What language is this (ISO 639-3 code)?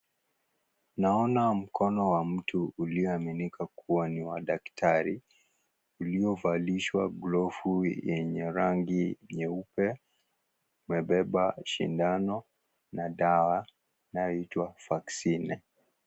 swa